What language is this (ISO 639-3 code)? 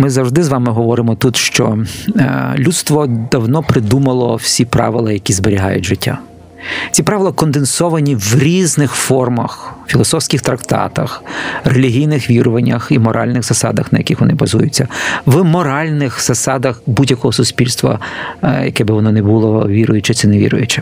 ukr